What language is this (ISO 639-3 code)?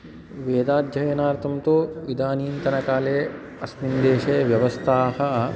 san